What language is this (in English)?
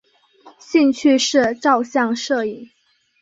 Chinese